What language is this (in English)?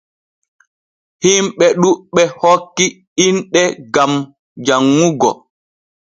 Borgu Fulfulde